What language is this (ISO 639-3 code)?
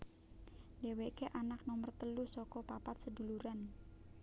jav